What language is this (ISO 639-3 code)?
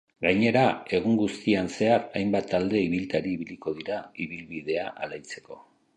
eus